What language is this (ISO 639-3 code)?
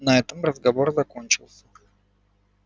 rus